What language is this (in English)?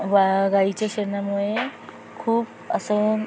Marathi